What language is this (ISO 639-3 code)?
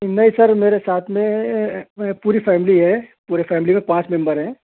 urd